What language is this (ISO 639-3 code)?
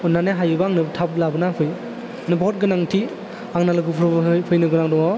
brx